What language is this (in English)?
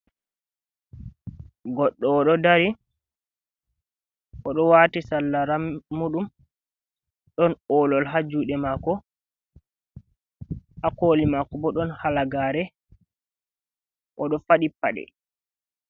Fula